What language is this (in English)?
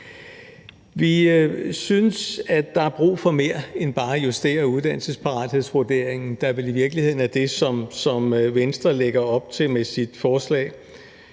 Danish